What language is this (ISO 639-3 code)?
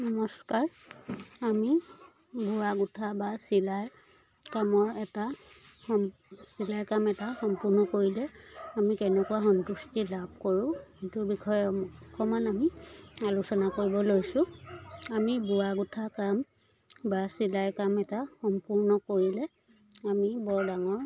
asm